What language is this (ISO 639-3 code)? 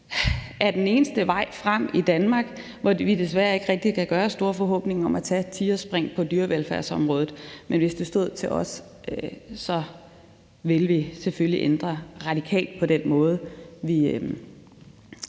dan